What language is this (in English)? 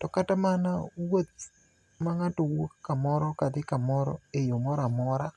Luo (Kenya and Tanzania)